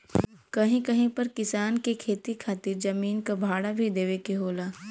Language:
Bhojpuri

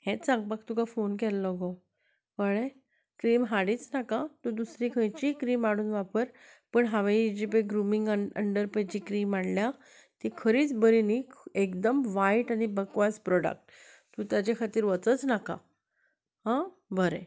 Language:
Konkani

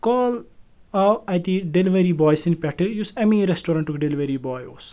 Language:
Kashmiri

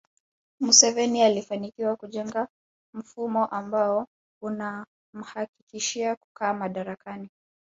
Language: Swahili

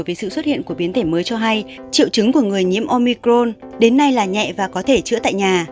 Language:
Vietnamese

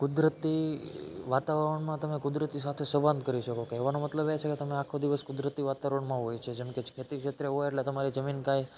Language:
Gujarati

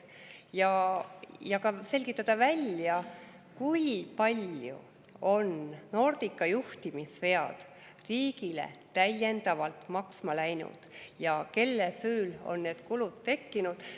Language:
Estonian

